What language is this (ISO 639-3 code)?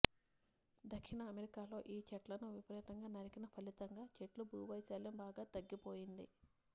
tel